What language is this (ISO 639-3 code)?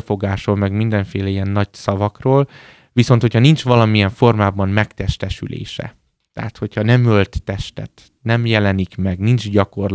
hun